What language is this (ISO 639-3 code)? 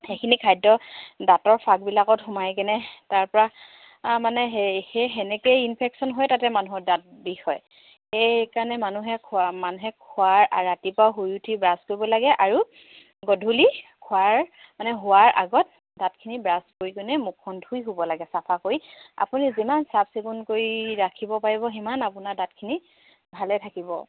asm